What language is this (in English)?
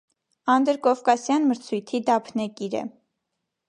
Armenian